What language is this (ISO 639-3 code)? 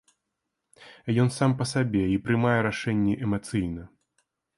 bel